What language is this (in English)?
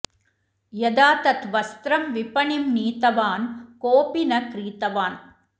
Sanskrit